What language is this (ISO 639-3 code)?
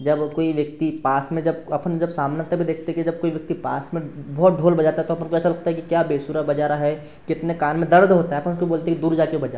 hin